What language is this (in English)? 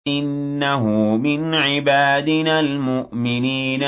Arabic